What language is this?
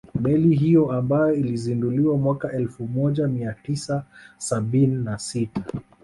Swahili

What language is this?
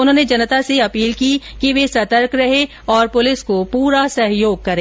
Hindi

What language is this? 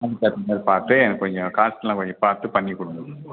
Tamil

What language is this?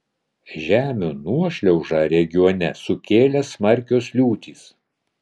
Lithuanian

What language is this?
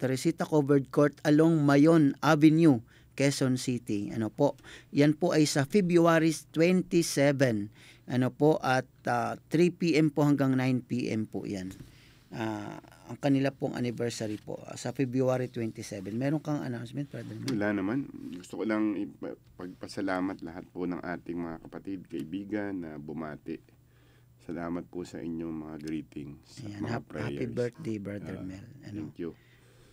Filipino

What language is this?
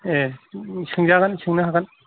Bodo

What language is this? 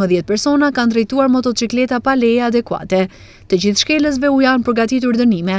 Romanian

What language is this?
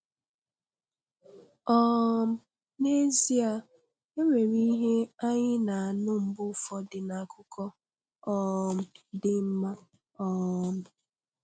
Igbo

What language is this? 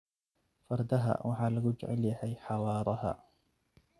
Somali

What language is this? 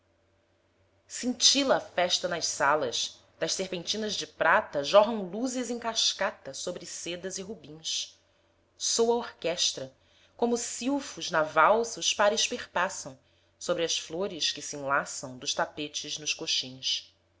Portuguese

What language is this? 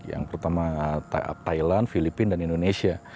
Indonesian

